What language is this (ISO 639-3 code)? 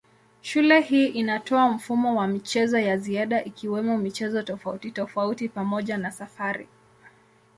swa